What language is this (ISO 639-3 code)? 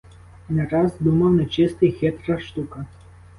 ukr